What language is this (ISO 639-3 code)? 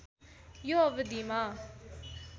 nep